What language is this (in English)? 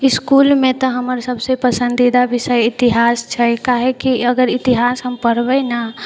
Maithili